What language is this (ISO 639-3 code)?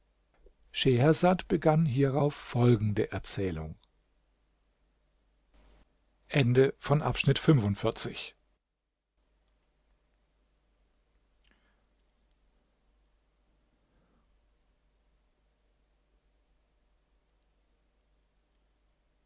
deu